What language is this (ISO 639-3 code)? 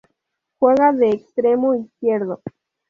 spa